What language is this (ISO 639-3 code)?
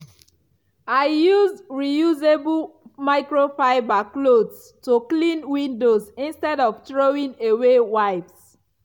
pcm